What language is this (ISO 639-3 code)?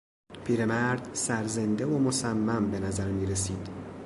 fas